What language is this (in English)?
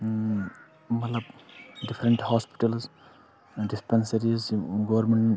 Kashmiri